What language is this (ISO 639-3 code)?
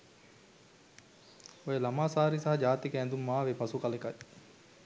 sin